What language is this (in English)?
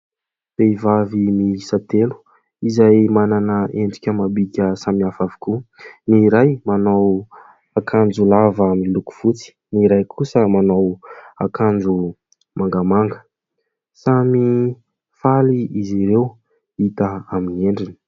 Malagasy